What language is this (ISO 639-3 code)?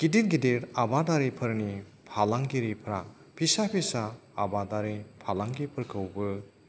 brx